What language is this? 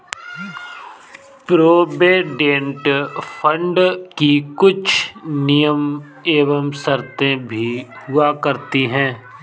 Hindi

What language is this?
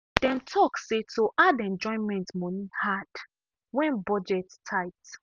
Nigerian Pidgin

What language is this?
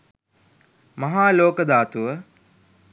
Sinhala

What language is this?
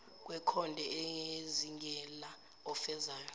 Zulu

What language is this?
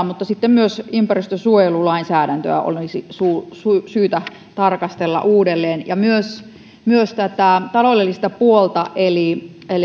Finnish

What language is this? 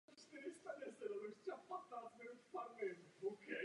Czech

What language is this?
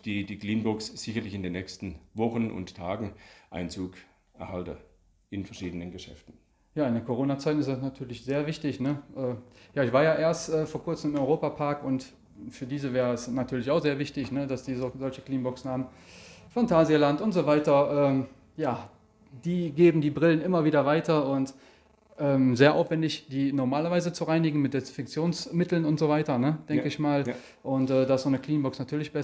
German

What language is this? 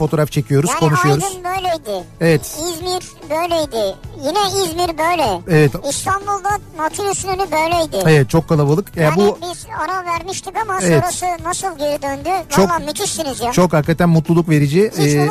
Turkish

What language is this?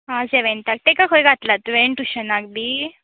Konkani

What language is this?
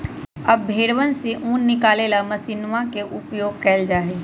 Magahi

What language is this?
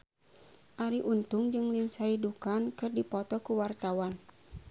Sundanese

